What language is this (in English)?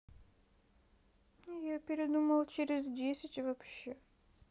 Russian